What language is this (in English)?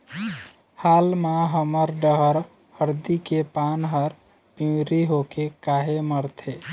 Chhattisgarhi